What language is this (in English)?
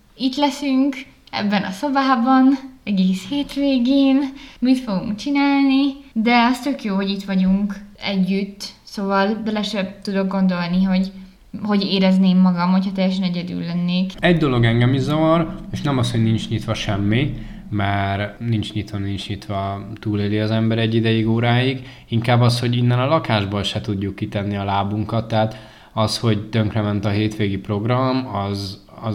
Hungarian